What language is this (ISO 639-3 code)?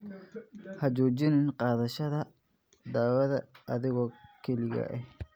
som